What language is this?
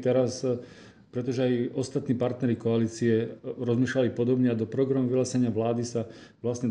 Slovak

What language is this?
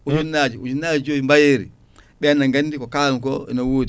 Fula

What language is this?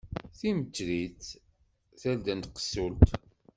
Kabyle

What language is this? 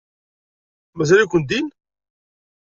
Kabyle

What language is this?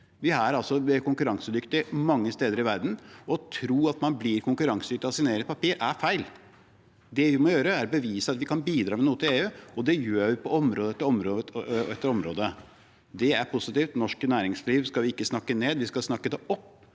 Norwegian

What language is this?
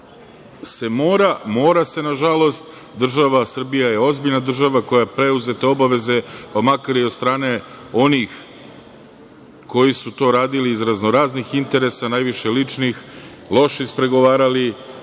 Serbian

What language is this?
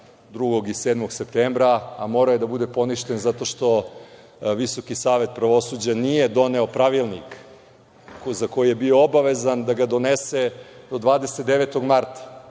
Serbian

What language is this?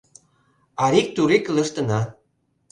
Mari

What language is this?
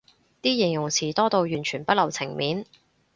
Cantonese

